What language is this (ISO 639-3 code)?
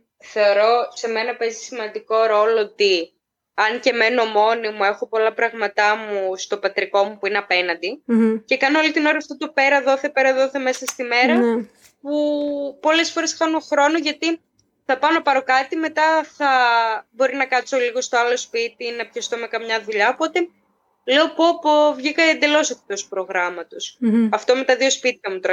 ell